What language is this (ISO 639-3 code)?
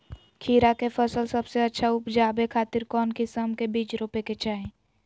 mag